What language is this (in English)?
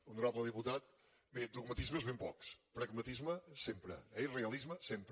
Catalan